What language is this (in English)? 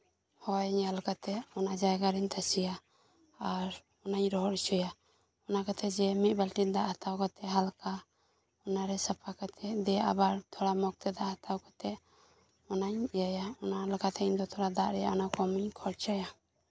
Santali